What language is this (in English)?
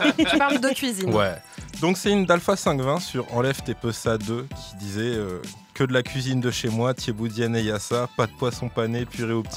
French